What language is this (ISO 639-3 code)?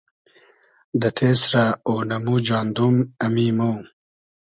haz